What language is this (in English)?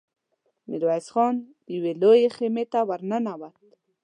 Pashto